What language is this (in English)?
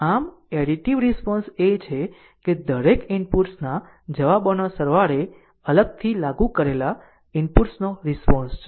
Gujarati